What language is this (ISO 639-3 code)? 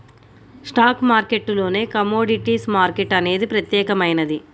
tel